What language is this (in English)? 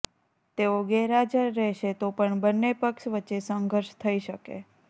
Gujarati